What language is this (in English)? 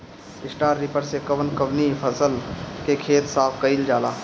Bhojpuri